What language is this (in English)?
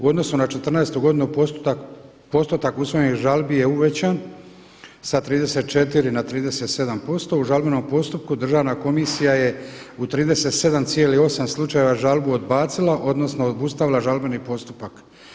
Croatian